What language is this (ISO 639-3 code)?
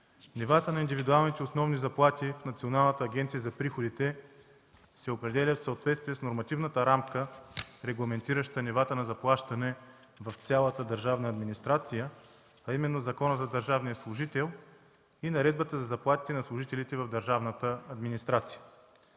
bul